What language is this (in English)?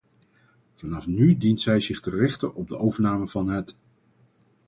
Dutch